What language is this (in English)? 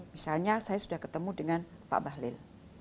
Indonesian